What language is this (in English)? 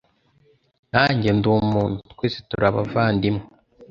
Kinyarwanda